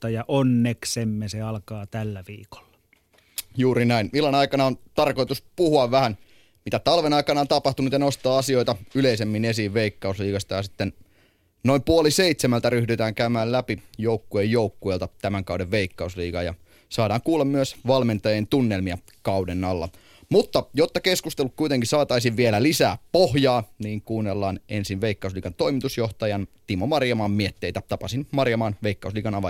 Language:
Finnish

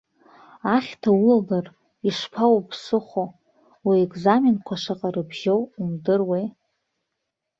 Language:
Abkhazian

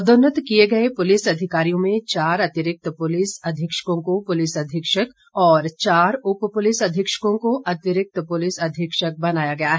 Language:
Hindi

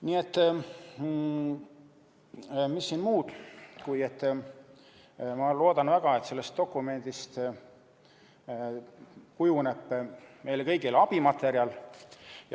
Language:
Estonian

